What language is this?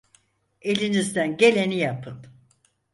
Turkish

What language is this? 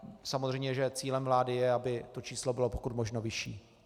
Czech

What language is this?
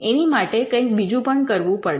Gujarati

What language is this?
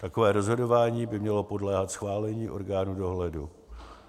Czech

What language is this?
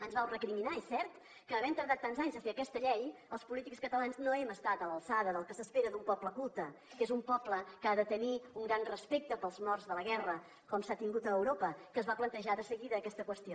Catalan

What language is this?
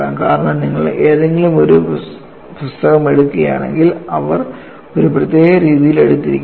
Malayalam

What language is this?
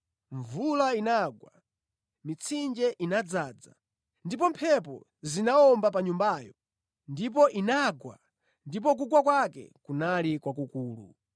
Nyanja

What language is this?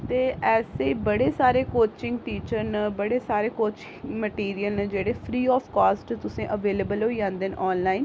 Dogri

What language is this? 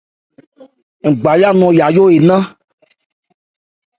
Ebrié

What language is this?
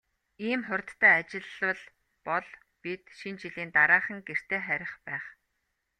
Mongolian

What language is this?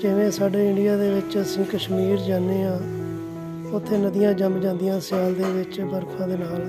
Punjabi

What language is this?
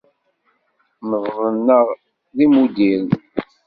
Kabyle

